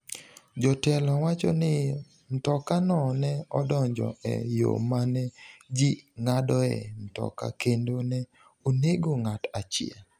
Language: Luo (Kenya and Tanzania)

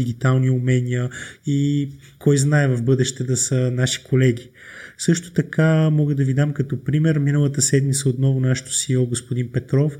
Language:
Bulgarian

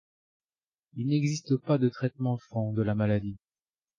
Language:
French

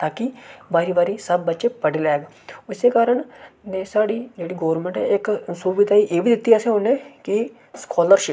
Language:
Dogri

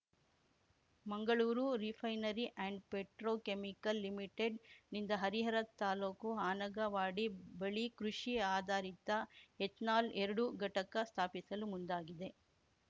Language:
Kannada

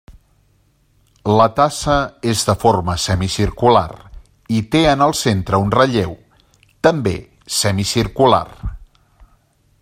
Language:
Catalan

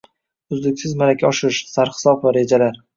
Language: Uzbek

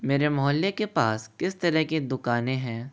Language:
Hindi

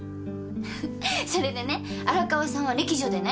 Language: Japanese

